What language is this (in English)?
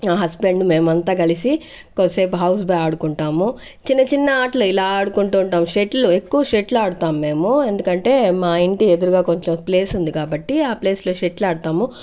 Telugu